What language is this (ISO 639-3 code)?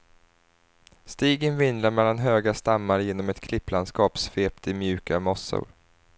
swe